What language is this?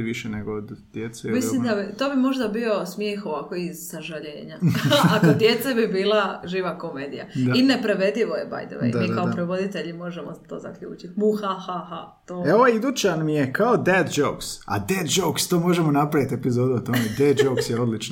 Croatian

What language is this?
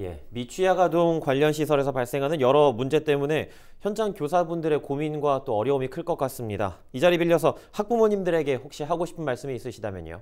Korean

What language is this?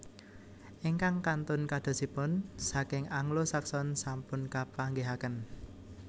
Javanese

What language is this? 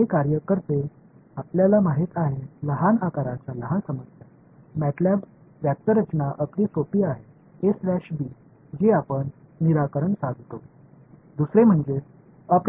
Tamil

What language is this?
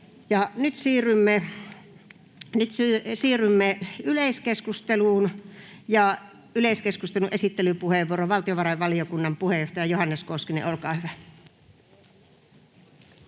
Finnish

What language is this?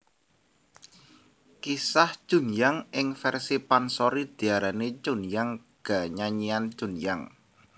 Javanese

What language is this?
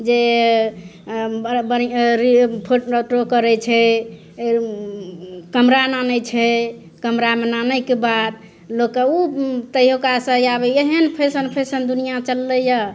Maithili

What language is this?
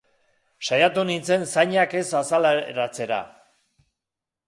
Basque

